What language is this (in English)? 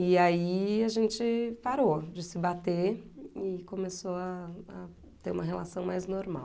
Portuguese